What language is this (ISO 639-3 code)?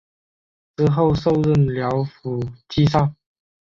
zho